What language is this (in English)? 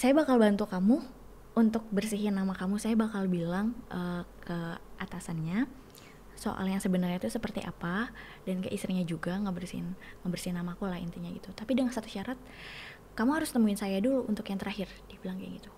Indonesian